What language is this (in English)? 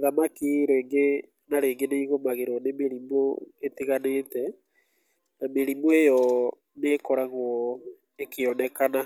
Kikuyu